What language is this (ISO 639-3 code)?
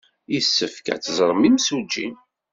kab